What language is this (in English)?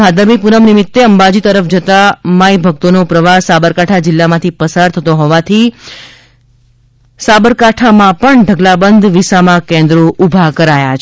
Gujarati